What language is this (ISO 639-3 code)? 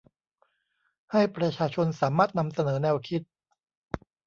tha